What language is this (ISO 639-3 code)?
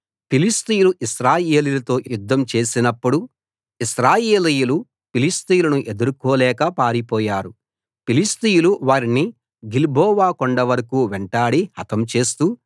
tel